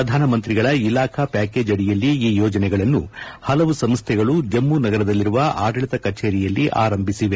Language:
Kannada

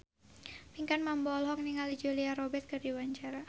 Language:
Sundanese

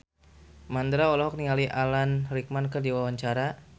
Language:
Sundanese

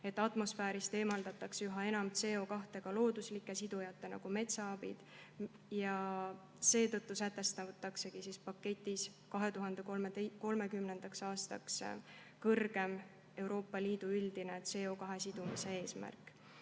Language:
Estonian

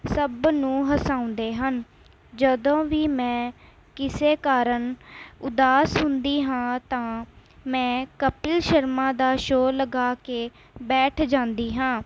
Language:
Punjabi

